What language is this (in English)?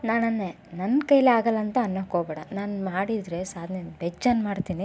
Kannada